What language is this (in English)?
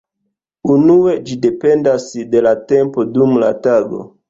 Esperanto